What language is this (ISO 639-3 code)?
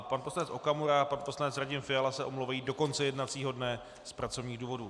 ces